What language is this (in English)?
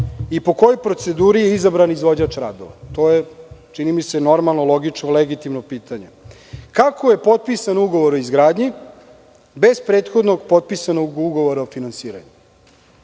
Serbian